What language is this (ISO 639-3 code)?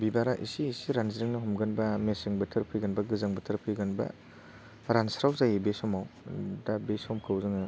brx